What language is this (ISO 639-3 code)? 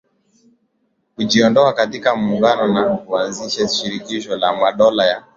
swa